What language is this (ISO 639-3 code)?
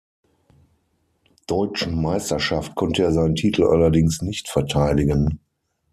deu